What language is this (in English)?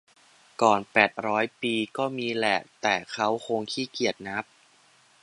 Thai